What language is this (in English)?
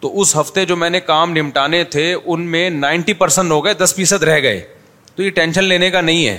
Urdu